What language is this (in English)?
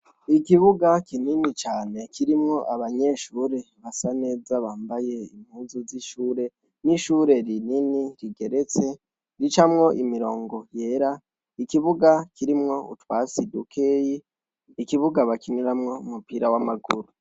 Rundi